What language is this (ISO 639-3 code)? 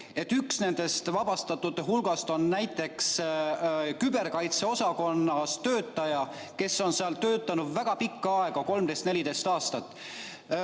est